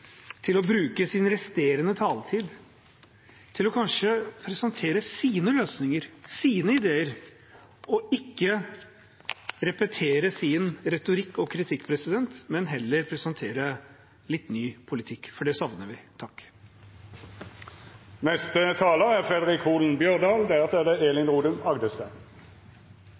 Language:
Norwegian Bokmål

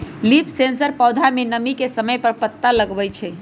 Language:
Magahi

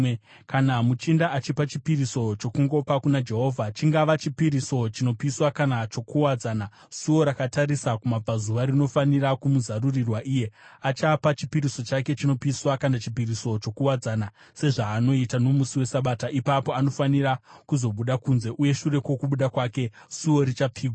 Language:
Shona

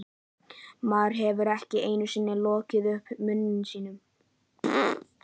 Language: Icelandic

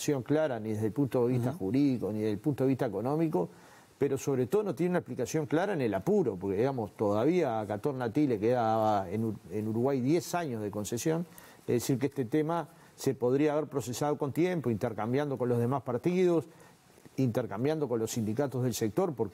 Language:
Spanish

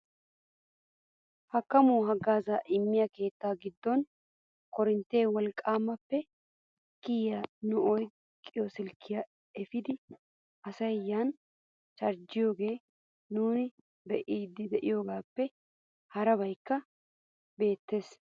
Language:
Wolaytta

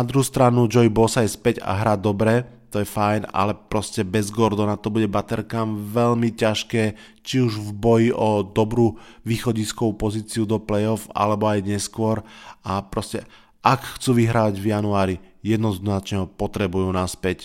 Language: Slovak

